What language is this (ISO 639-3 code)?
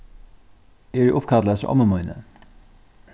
fao